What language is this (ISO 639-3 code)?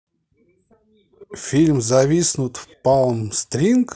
rus